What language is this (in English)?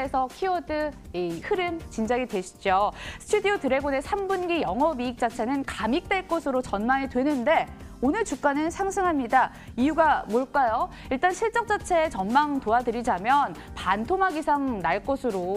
Korean